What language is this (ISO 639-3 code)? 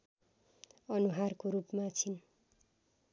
nep